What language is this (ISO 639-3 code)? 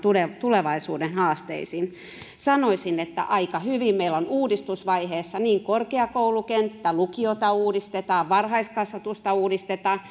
fin